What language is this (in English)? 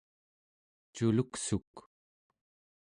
Central Yupik